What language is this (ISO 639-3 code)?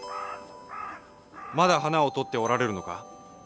jpn